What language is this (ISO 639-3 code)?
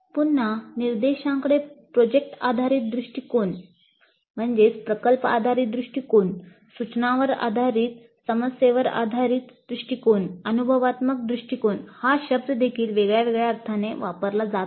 mar